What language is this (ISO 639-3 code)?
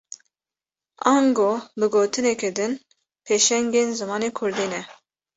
kur